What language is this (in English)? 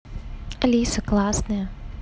Russian